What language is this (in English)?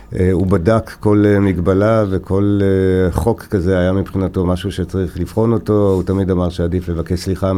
Hebrew